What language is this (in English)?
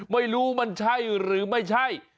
Thai